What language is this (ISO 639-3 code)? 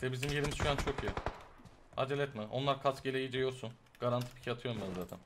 tur